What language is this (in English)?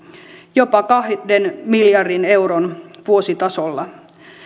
Finnish